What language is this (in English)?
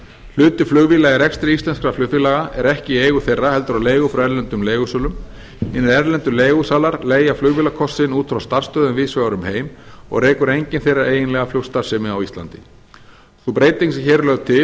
Icelandic